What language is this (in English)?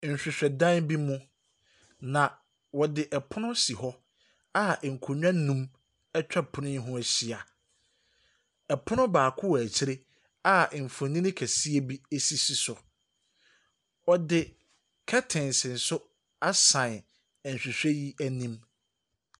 Akan